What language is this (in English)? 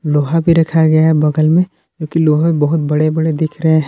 Hindi